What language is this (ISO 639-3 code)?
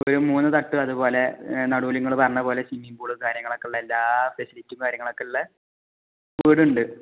mal